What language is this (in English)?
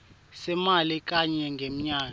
Swati